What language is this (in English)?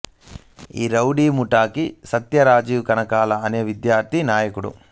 Telugu